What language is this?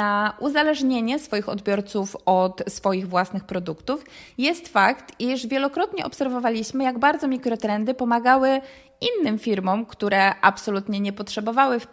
Polish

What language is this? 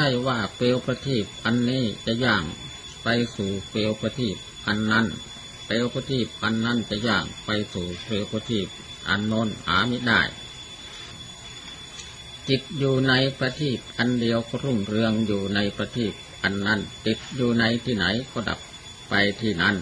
Thai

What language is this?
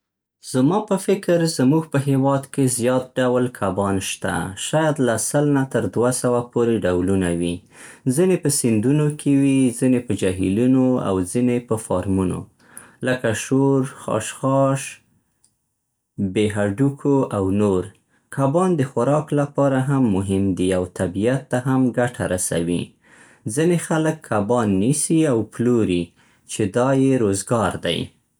Central Pashto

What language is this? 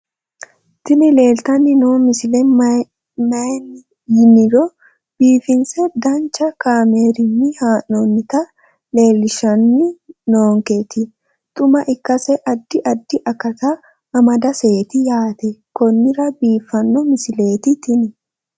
Sidamo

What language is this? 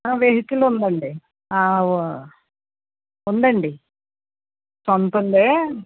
Telugu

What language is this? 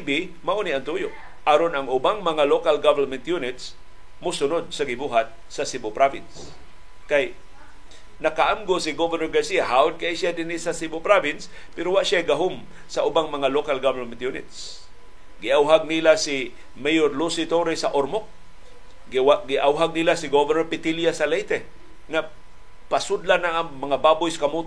Filipino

